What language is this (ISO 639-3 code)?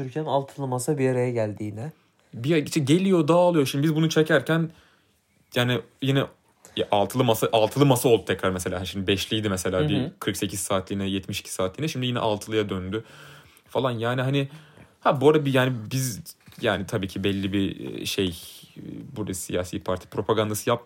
tur